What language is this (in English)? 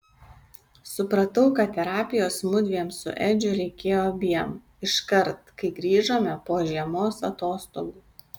Lithuanian